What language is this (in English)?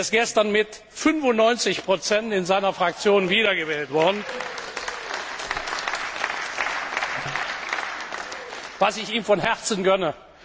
German